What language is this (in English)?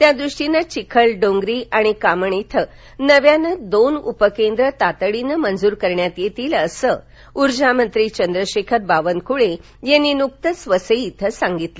Marathi